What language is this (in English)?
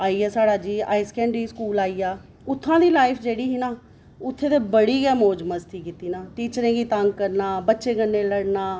Dogri